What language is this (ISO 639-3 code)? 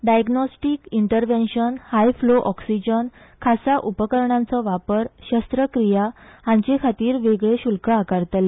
kok